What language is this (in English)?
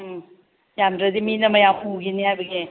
Manipuri